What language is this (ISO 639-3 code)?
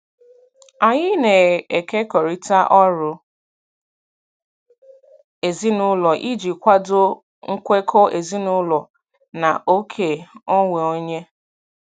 ibo